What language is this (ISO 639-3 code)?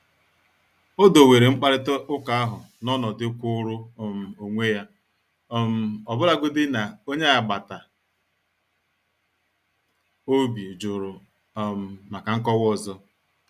ibo